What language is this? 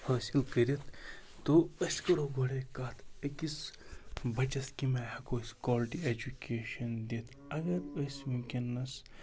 Kashmiri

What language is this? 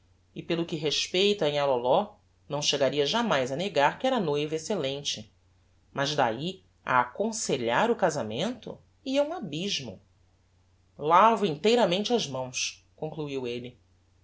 Portuguese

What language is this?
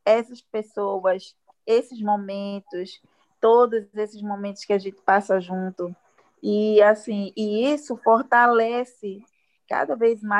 Portuguese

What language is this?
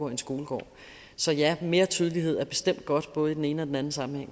Danish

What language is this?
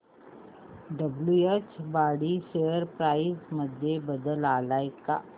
Marathi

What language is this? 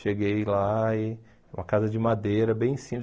Portuguese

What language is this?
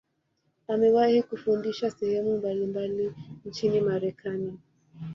Swahili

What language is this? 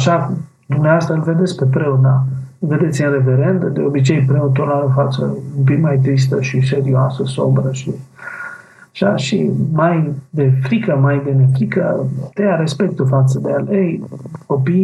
Romanian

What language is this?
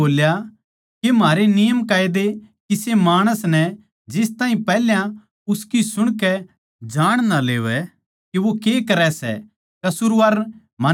Haryanvi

